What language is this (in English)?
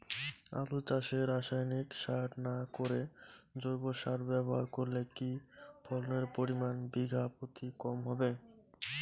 Bangla